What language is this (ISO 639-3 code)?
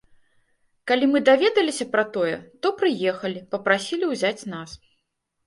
bel